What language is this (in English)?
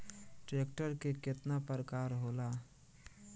Bhojpuri